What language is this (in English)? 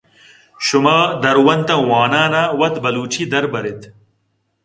Eastern Balochi